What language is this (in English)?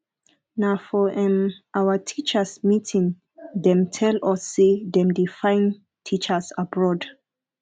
Nigerian Pidgin